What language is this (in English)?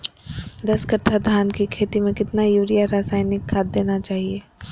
Magahi